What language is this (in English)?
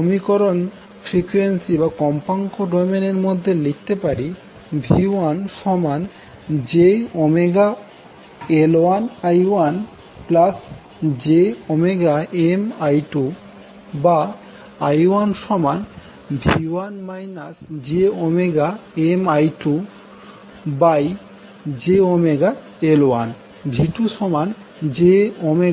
Bangla